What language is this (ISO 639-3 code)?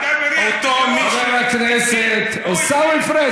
heb